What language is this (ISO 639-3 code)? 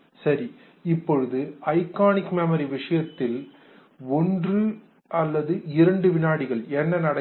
tam